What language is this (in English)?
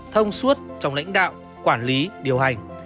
Vietnamese